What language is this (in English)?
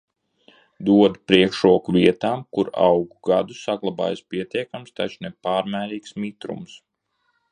Latvian